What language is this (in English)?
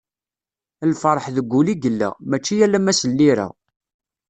Kabyle